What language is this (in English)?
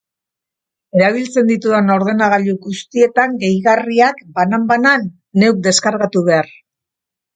Basque